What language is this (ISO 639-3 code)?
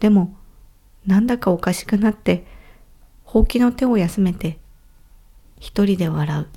jpn